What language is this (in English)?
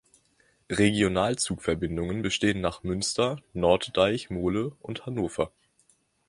German